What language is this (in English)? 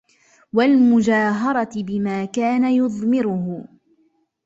Arabic